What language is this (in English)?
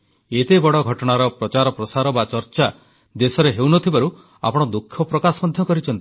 Odia